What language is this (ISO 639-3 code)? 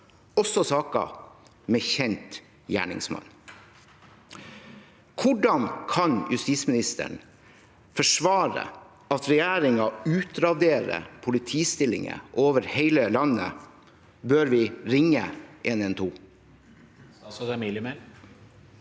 nor